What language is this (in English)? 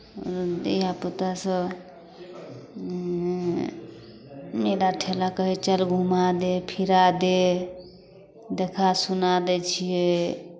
Maithili